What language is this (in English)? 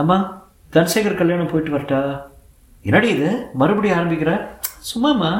Tamil